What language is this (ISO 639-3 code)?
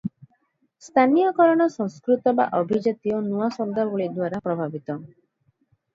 ori